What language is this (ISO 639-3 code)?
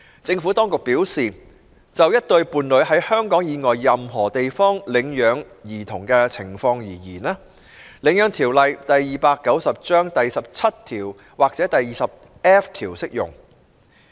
yue